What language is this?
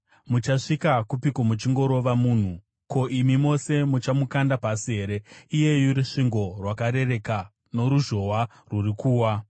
Shona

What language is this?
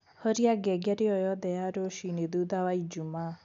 Kikuyu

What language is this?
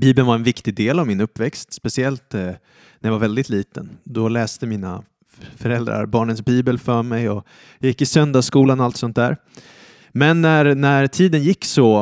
Swedish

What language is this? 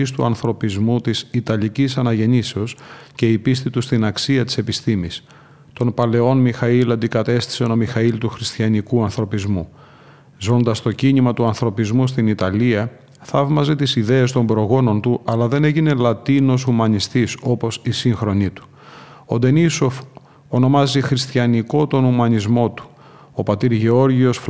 Greek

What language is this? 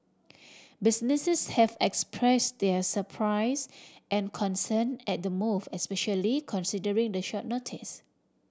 English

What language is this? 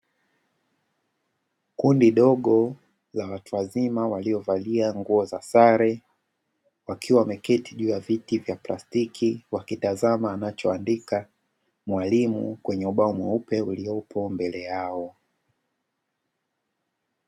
Swahili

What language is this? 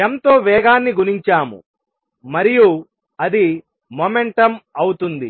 Telugu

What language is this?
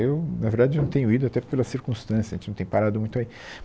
Portuguese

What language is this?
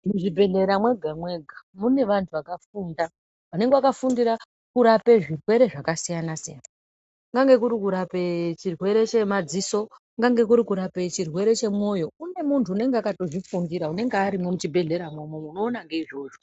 Ndau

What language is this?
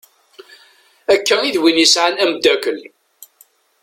Kabyle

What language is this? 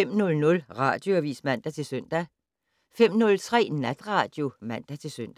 Danish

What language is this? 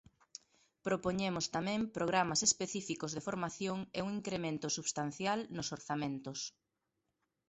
Galician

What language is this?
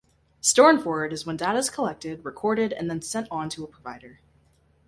English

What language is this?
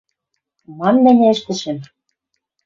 Western Mari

